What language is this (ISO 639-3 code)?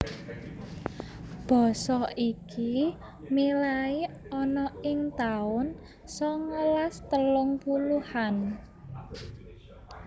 jav